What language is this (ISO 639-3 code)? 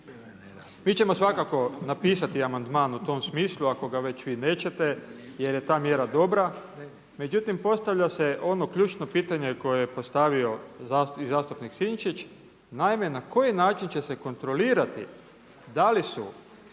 hrv